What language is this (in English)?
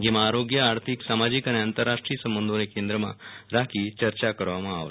Gujarati